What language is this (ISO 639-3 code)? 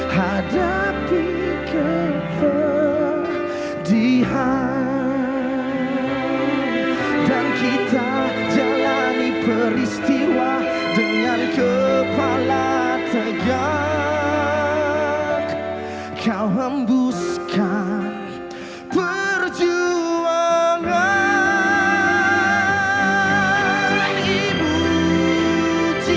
ind